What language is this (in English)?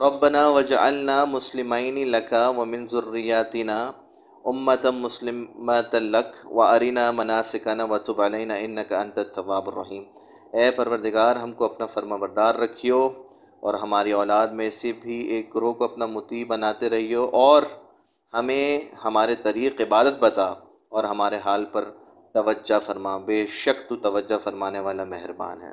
Urdu